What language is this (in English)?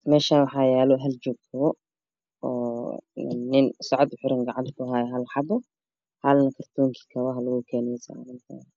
Somali